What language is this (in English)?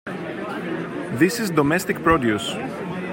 English